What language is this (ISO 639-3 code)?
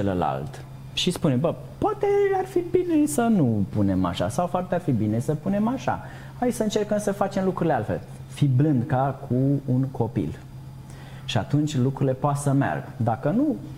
ron